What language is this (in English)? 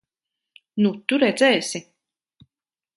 Latvian